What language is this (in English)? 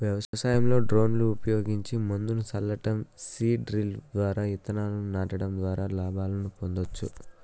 Telugu